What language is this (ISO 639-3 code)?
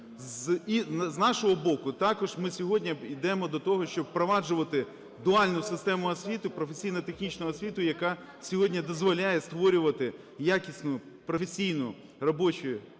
ukr